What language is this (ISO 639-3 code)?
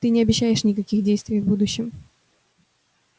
rus